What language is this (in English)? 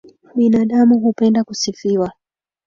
Swahili